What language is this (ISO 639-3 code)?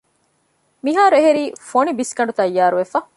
div